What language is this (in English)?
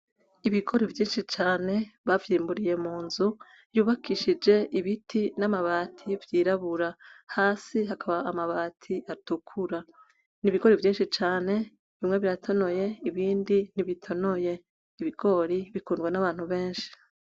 Rundi